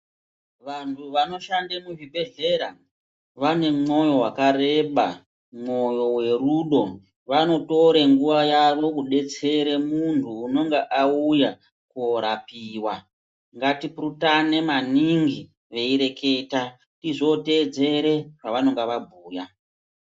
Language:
Ndau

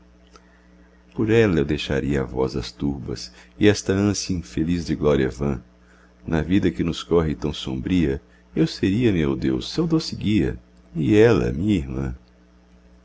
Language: Portuguese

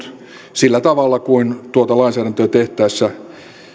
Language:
Finnish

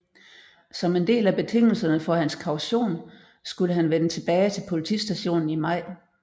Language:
Danish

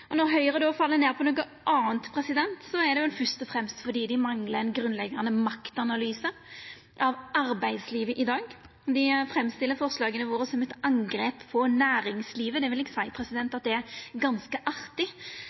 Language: Norwegian Nynorsk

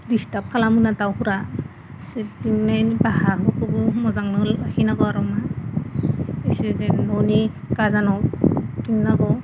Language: Bodo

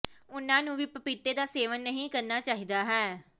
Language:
Punjabi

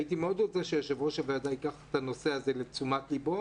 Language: Hebrew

